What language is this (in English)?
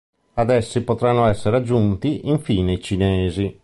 Italian